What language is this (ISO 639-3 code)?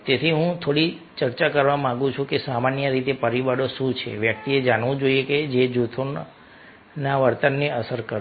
guj